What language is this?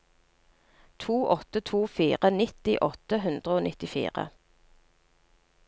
Norwegian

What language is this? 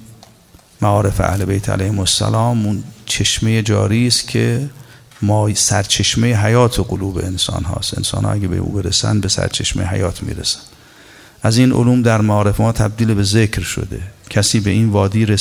Persian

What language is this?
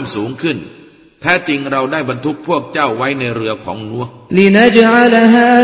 Thai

